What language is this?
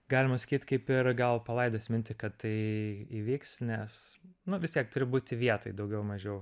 Lithuanian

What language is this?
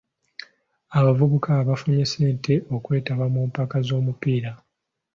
Ganda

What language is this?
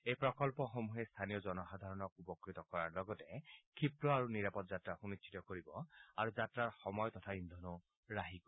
Assamese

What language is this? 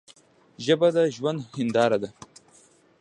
Pashto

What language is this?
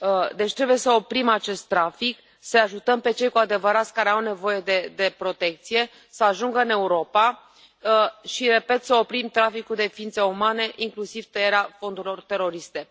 Romanian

